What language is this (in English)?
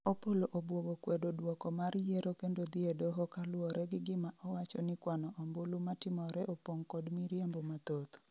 Luo (Kenya and Tanzania)